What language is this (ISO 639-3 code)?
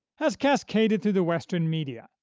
eng